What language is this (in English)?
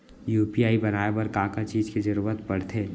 Chhattisgarhi